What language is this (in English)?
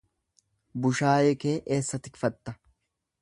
Oromo